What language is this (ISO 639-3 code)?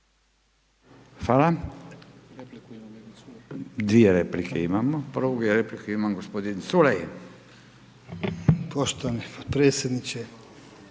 hrv